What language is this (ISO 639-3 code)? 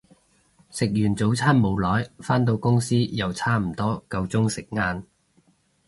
yue